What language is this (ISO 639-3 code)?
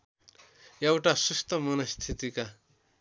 nep